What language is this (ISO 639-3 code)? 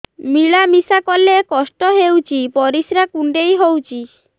ori